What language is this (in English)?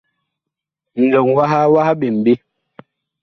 Bakoko